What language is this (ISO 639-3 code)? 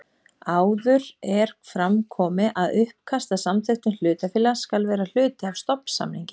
isl